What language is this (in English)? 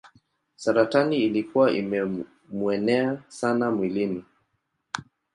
Swahili